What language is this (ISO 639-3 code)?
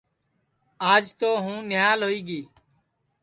ssi